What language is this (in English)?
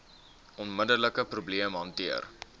Afrikaans